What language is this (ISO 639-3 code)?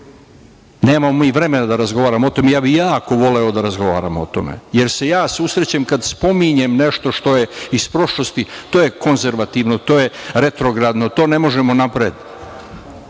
srp